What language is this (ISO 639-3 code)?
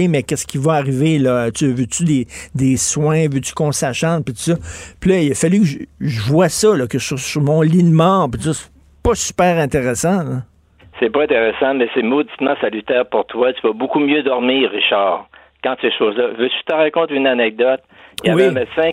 fra